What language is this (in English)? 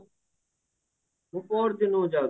Odia